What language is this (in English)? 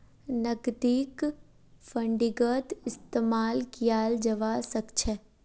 Magahi